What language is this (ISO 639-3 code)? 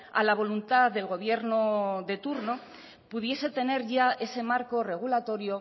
spa